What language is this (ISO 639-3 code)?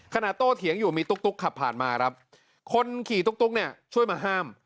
tha